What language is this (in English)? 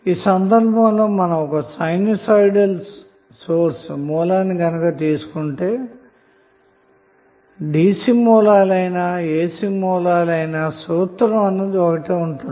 Telugu